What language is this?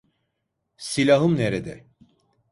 Turkish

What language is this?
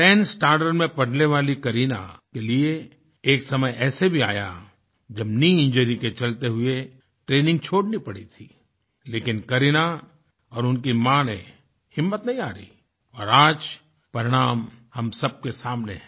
Hindi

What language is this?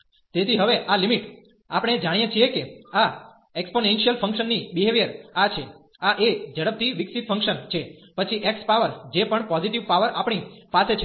Gujarati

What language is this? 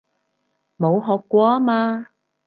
Cantonese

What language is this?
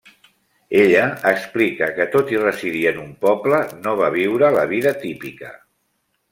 Catalan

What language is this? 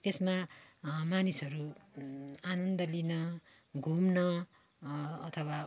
Nepali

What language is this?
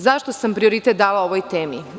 Serbian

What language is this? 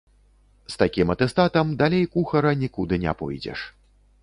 Belarusian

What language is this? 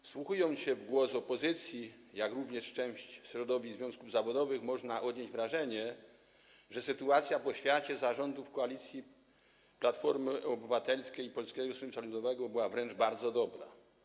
Polish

